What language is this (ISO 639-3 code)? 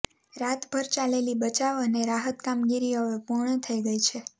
guj